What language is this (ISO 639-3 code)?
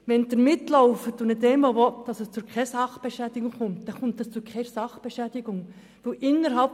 gsw